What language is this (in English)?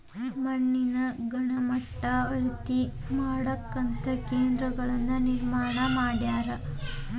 Kannada